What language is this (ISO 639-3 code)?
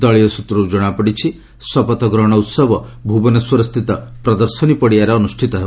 ori